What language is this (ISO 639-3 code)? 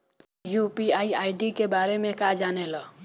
bho